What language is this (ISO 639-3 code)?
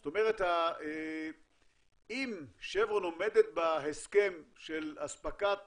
heb